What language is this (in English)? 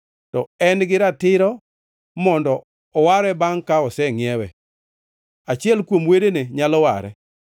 Luo (Kenya and Tanzania)